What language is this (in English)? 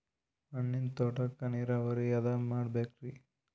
Kannada